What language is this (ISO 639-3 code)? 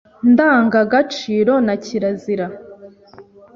kin